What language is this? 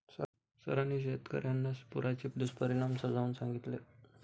Marathi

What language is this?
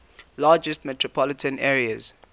English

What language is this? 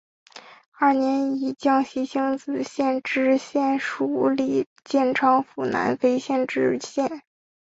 Chinese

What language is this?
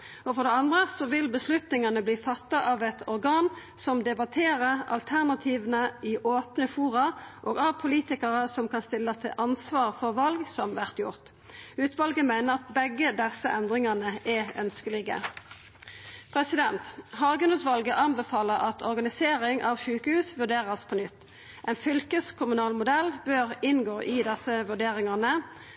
Norwegian Nynorsk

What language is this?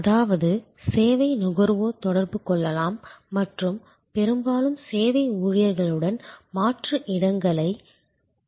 Tamil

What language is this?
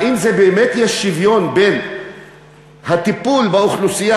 Hebrew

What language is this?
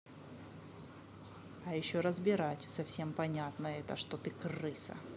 Russian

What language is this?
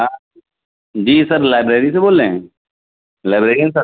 Urdu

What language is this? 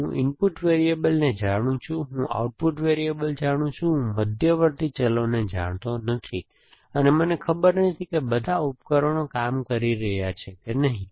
Gujarati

